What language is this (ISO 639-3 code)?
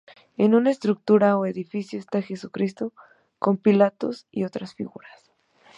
spa